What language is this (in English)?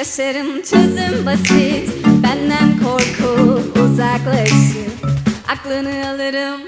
Turkish